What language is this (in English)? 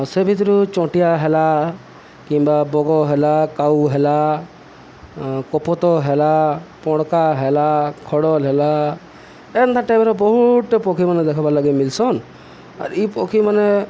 Odia